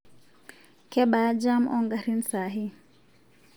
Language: Masai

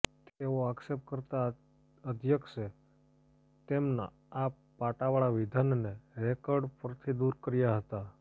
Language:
Gujarati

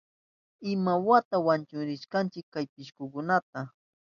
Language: Southern Pastaza Quechua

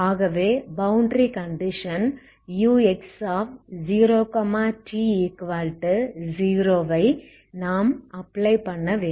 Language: Tamil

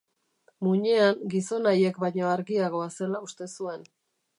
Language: Basque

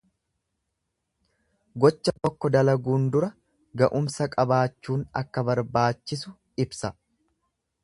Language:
Oromo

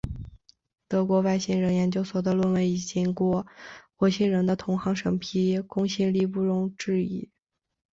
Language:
Chinese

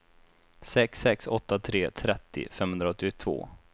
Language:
Swedish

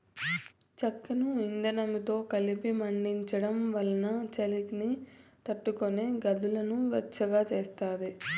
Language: Telugu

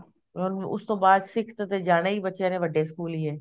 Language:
Punjabi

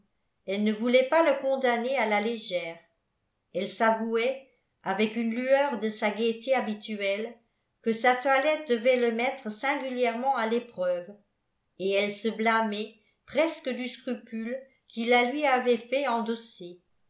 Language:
French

